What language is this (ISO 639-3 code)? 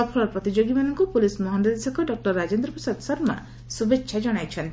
ori